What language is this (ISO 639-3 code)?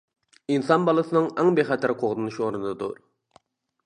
uig